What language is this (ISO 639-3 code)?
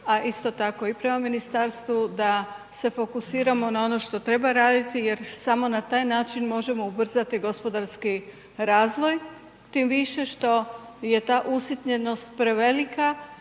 hrv